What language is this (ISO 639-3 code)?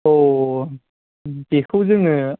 brx